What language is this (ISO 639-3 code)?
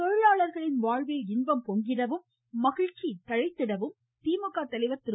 tam